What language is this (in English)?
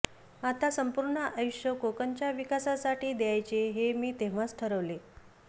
Marathi